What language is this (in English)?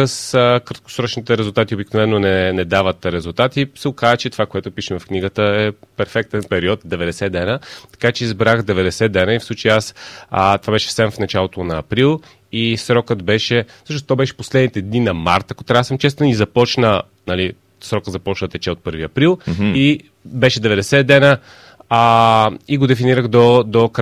Bulgarian